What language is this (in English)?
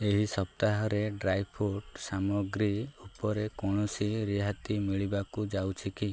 Odia